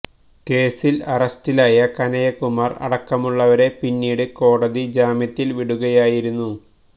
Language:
Malayalam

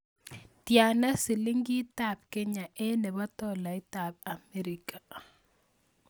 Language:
Kalenjin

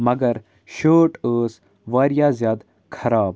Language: Kashmiri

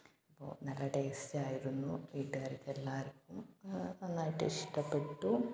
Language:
Malayalam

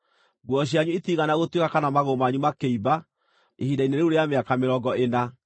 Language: Kikuyu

